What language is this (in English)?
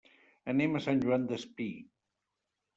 Catalan